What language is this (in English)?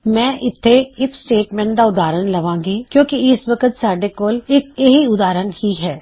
Punjabi